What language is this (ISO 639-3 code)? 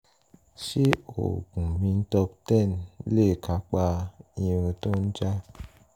yor